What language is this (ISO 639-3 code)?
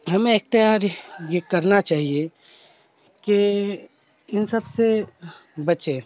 urd